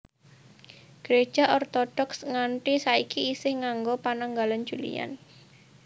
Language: Javanese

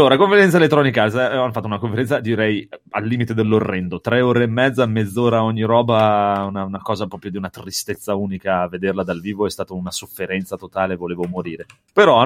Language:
Italian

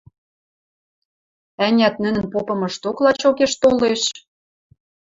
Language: Western Mari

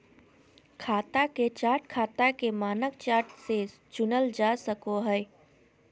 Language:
Magahi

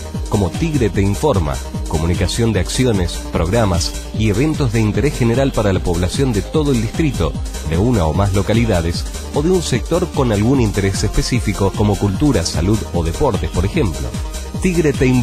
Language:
Spanish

